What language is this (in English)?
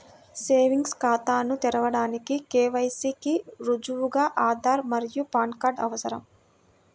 Telugu